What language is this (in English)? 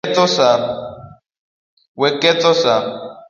Luo (Kenya and Tanzania)